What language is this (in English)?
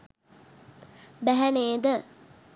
Sinhala